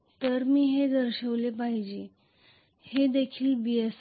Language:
Marathi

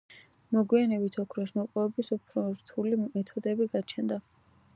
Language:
Georgian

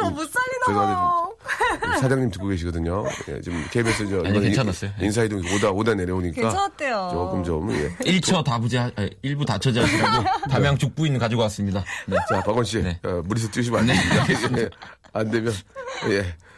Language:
Korean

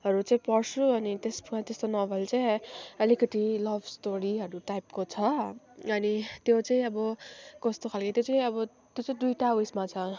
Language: Nepali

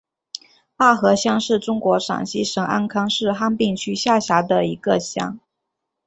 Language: Chinese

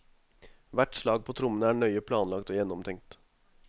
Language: Norwegian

